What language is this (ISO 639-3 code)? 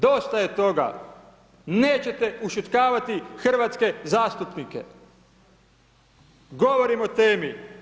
hrv